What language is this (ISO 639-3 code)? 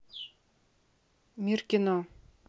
rus